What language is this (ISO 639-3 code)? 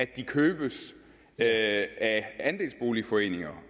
dan